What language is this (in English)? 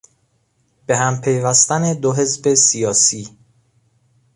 Persian